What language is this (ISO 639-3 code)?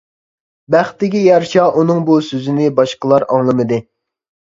uig